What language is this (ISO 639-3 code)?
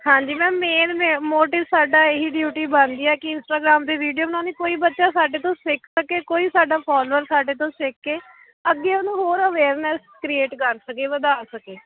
pan